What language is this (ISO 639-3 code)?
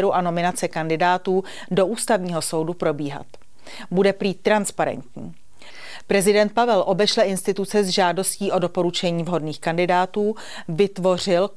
ces